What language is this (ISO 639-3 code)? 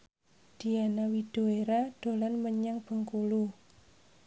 jav